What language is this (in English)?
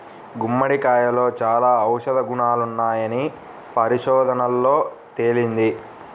Telugu